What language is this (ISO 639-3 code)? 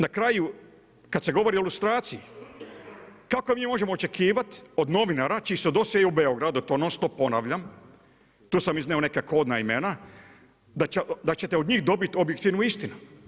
hrv